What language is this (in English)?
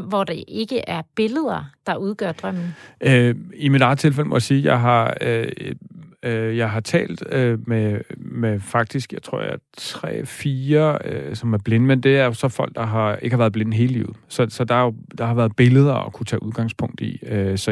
Danish